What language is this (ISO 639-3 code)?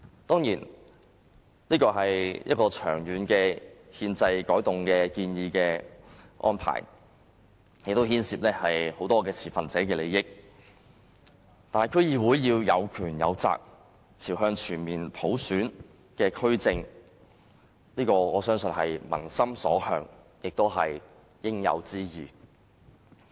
yue